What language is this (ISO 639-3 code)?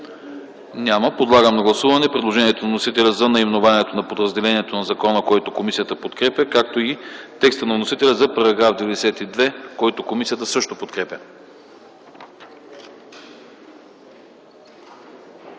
bul